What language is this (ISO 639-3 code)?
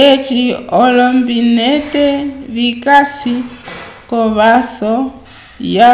umb